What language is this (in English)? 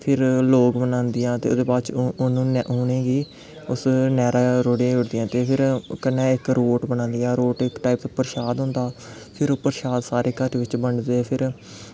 Dogri